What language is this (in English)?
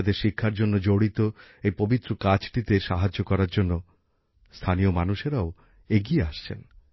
Bangla